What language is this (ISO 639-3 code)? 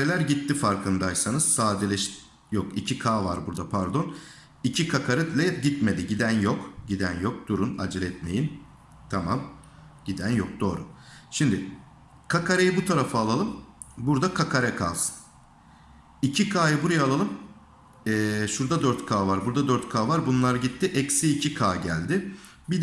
tur